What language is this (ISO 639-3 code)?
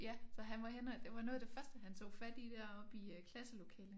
dan